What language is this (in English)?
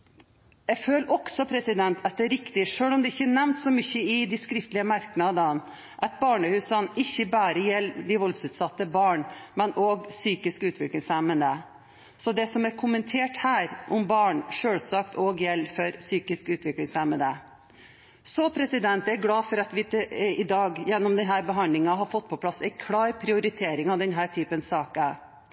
Norwegian Bokmål